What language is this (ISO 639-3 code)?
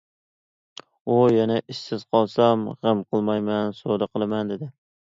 uig